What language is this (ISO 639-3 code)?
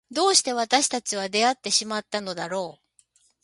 jpn